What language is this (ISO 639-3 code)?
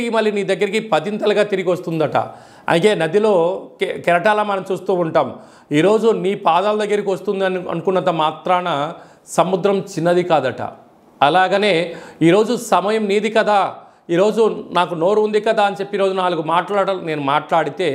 tel